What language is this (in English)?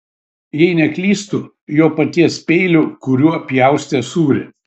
Lithuanian